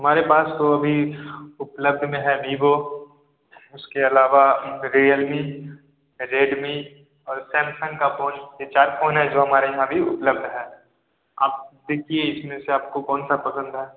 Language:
Hindi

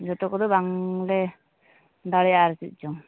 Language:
Santali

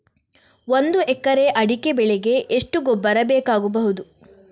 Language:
Kannada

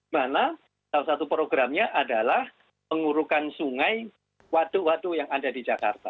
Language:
Indonesian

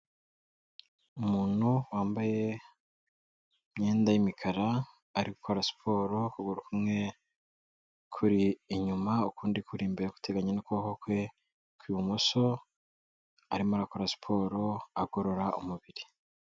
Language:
Kinyarwanda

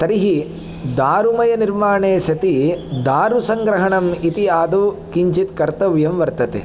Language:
Sanskrit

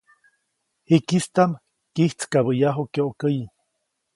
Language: Copainalá Zoque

